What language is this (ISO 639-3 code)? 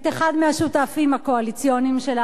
heb